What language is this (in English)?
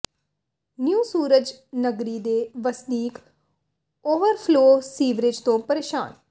Punjabi